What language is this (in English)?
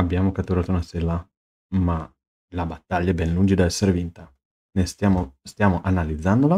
Italian